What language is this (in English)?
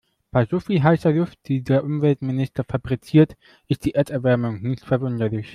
German